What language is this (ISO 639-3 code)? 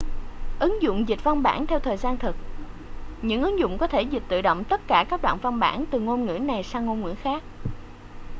vie